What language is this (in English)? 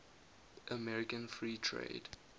English